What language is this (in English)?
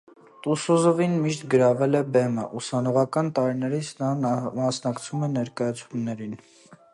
Armenian